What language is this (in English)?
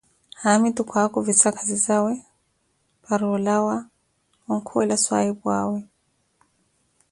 Koti